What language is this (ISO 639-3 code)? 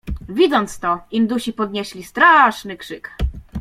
pol